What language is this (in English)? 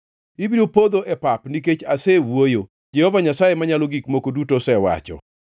Luo (Kenya and Tanzania)